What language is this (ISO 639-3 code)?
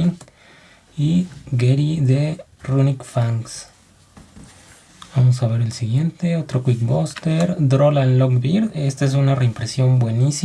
spa